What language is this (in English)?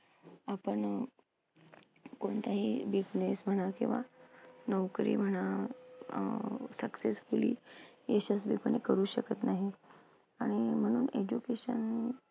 Marathi